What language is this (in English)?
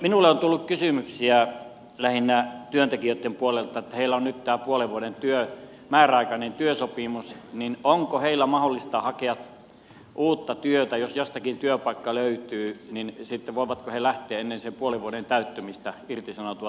Finnish